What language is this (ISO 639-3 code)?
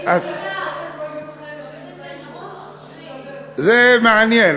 heb